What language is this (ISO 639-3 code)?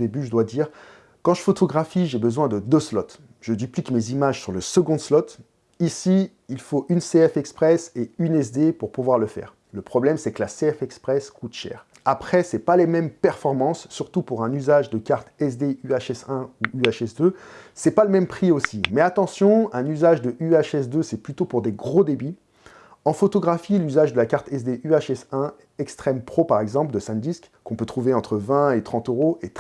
fra